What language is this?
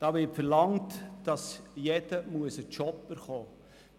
Swiss German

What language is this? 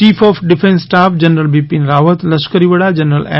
Gujarati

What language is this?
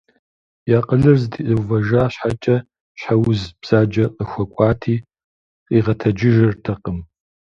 Kabardian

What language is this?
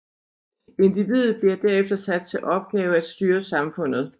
Danish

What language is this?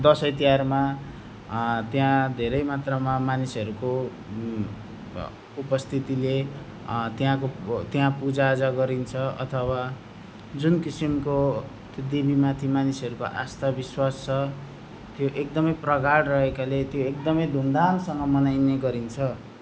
Nepali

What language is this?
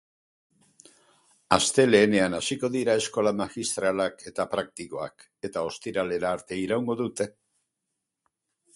Basque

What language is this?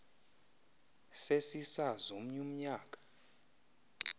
Xhosa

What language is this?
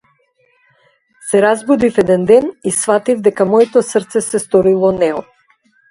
Macedonian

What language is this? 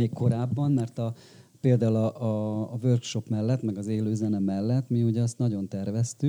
Hungarian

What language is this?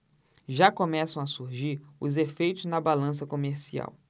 Portuguese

